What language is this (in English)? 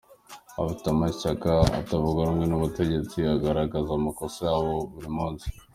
Kinyarwanda